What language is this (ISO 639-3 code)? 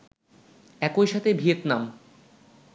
ben